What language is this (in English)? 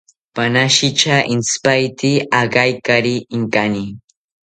South Ucayali Ashéninka